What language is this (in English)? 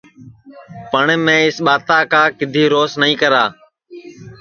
Sansi